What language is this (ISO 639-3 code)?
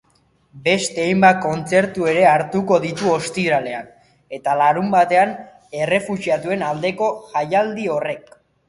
eus